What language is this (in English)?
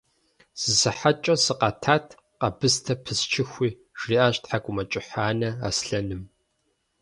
Kabardian